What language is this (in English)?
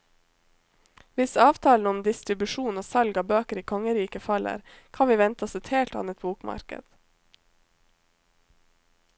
Norwegian